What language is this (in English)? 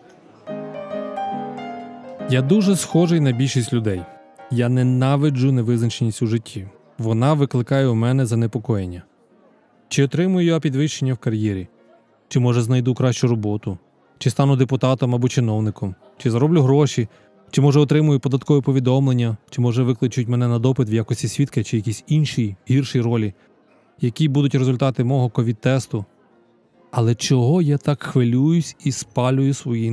Ukrainian